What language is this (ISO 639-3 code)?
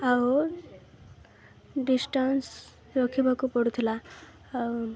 ori